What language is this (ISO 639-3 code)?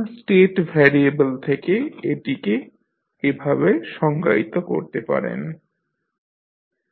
ben